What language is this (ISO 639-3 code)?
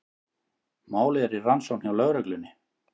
isl